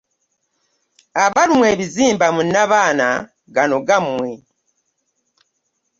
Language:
Ganda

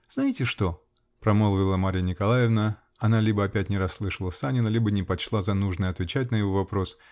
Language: Russian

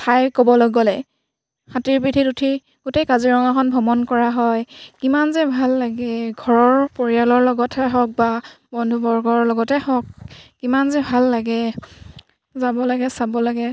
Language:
Assamese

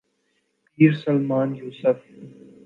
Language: Urdu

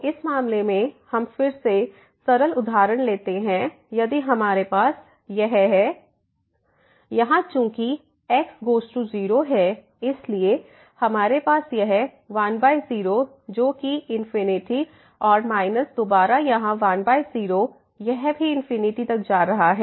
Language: Hindi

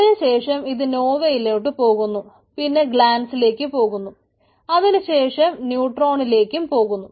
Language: Malayalam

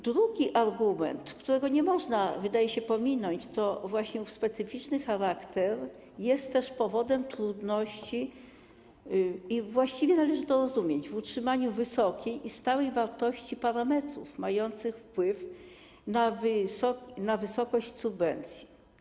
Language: Polish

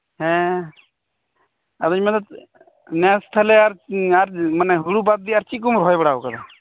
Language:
Santali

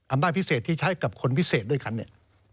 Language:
Thai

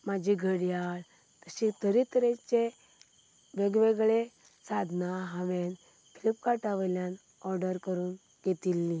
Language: Konkani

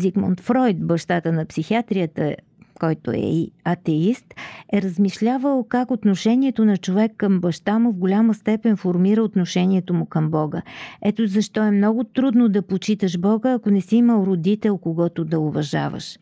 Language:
Bulgarian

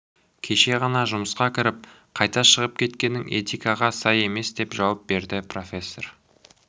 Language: Kazakh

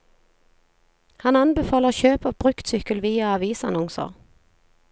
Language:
Norwegian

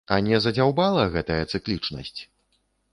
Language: Belarusian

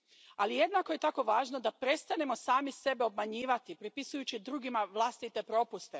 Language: Croatian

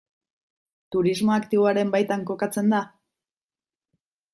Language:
Basque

